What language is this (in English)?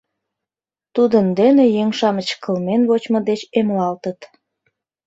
Mari